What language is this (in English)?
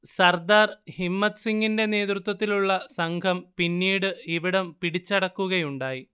Malayalam